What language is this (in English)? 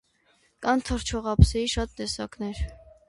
Armenian